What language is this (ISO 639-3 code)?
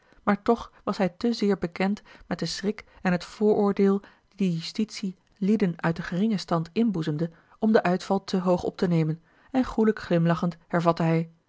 nld